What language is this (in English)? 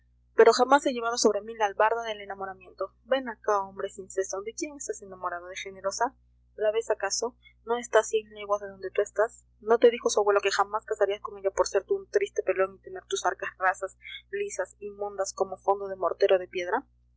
Spanish